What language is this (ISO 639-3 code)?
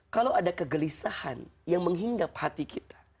ind